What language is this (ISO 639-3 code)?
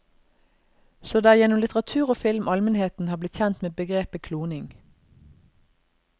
nor